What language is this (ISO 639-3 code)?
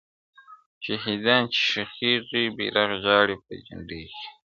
pus